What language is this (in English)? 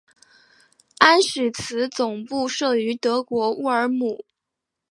Chinese